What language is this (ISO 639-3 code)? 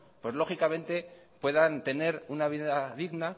spa